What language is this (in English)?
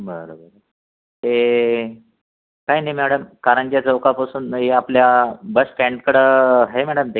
Marathi